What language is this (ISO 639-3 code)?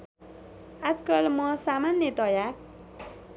nep